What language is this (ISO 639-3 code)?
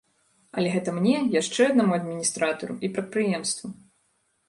bel